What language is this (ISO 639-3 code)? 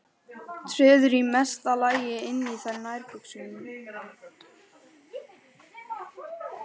isl